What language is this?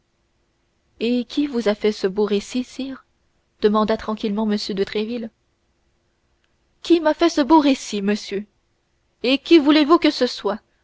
French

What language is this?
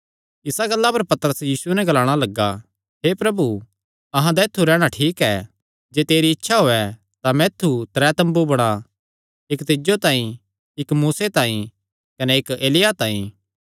Kangri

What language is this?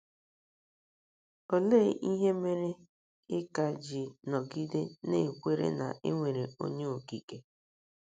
Igbo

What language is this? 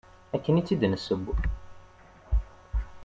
Kabyle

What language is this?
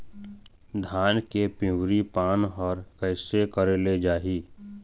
Chhattisgarhi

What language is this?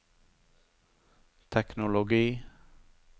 Norwegian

